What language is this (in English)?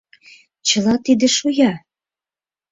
Mari